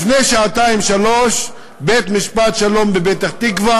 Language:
Hebrew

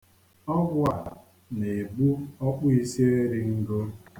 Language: Igbo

